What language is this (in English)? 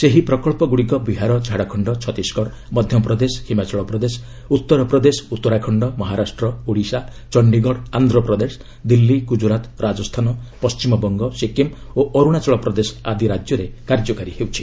Odia